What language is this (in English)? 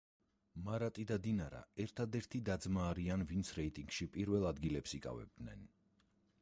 Georgian